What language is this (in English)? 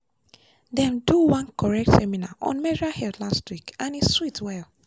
Nigerian Pidgin